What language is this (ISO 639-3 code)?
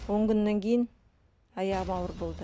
kaz